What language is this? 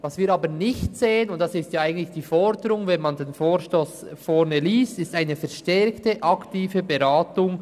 Swiss German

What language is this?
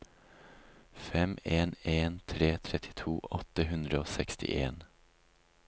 Norwegian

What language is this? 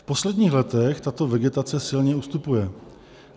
Czech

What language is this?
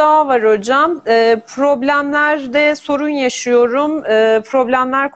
Turkish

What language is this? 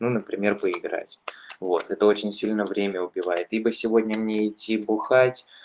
Russian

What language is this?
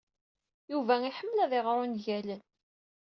Kabyle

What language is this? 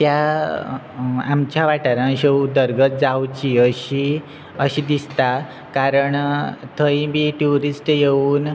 Konkani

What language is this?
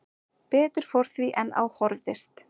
Icelandic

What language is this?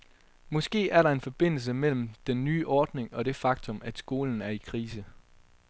Danish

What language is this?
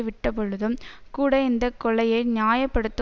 Tamil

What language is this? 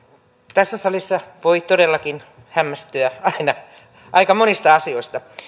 Finnish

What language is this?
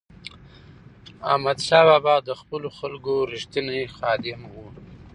Pashto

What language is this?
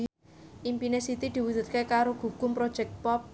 Javanese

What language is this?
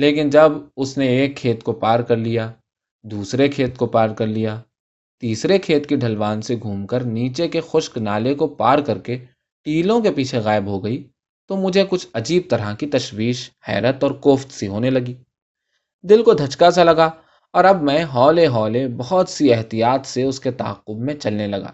Urdu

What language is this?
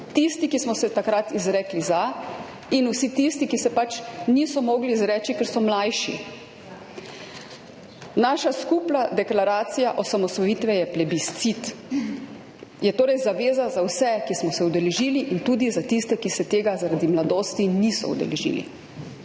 Slovenian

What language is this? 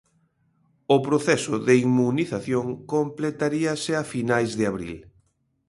Galician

